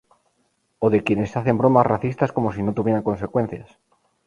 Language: Spanish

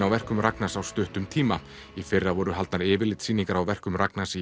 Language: Icelandic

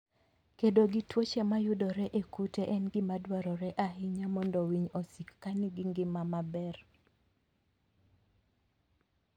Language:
Luo (Kenya and Tanzania)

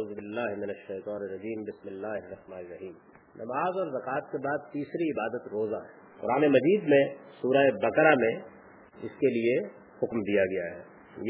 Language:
Urdu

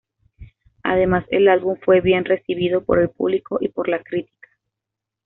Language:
Spanish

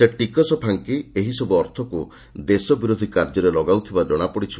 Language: Odia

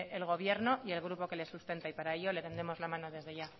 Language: Spanish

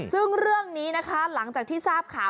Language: Thai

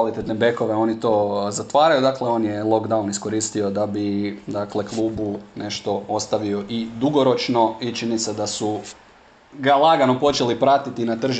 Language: Croatian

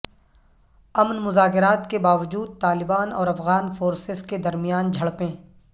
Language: Urdu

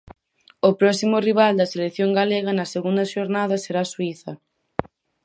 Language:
Galician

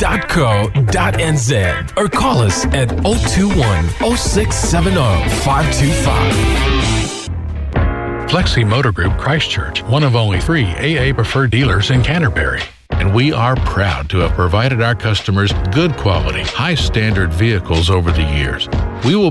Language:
Filipino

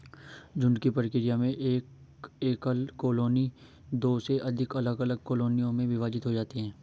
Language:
Hindi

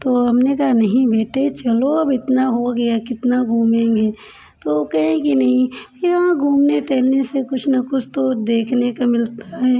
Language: Hindi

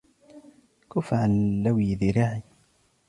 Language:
Arabic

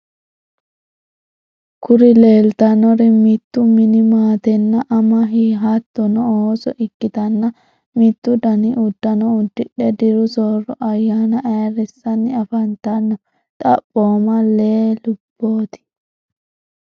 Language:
Sidamo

